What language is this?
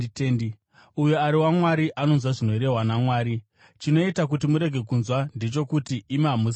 Shona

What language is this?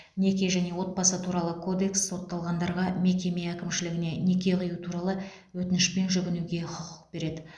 Kazakh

